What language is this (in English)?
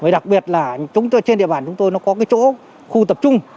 Vietnamese